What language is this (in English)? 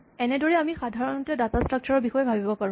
Assamese